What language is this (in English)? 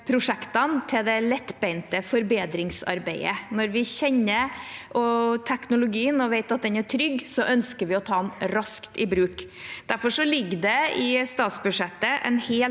Norwegian